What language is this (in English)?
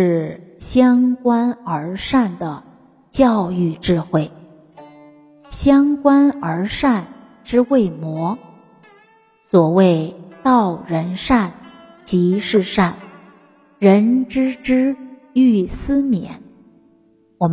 Chinese